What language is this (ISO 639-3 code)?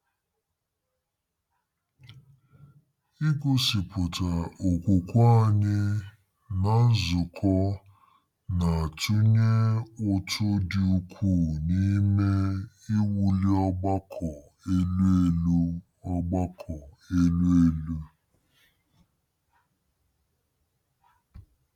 ibo